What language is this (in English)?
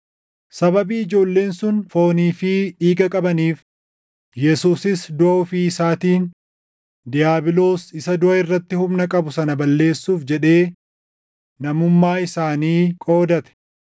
Oromo